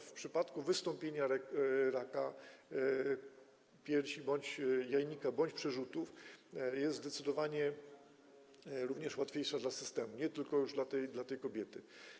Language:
Polish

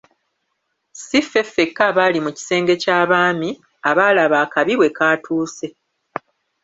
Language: Ganda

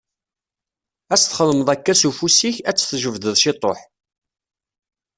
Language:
Kabyle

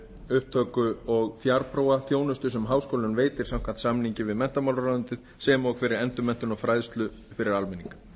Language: Icelandic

